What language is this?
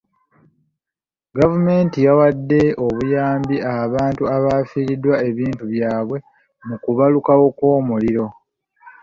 Ganda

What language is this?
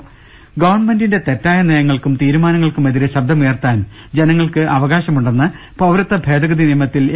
Malayalam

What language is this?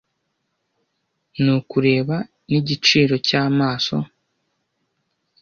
Kinyarwanda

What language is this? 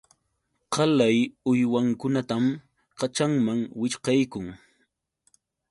Yauyos Quechua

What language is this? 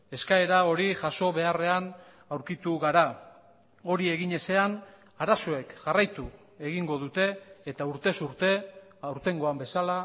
Basque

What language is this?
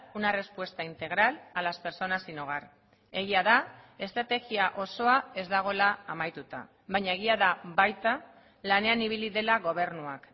Basque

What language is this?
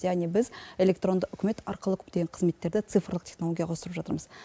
Kazakh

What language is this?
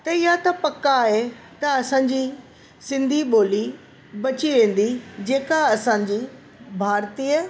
Sindhi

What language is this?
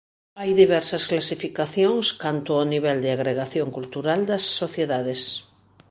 Galician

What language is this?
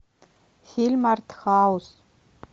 Russian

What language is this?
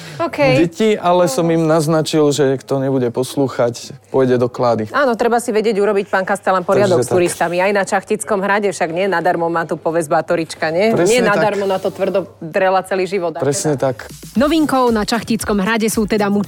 Slovak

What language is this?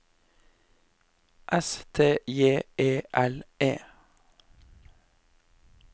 Norwegian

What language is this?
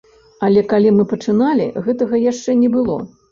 Belarusian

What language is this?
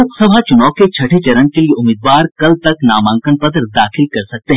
Hindi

